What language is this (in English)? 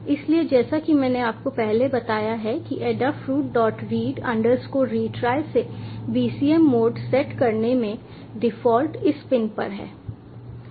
Hindi